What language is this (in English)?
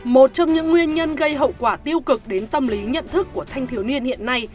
Vietnamese